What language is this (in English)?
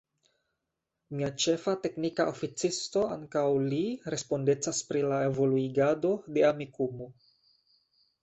Esperanto